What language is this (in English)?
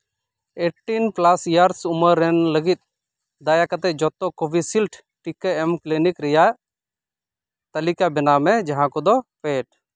Santali